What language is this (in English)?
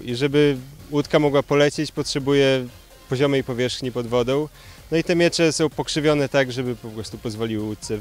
Polish